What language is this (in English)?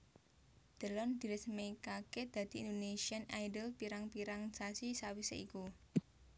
Javanese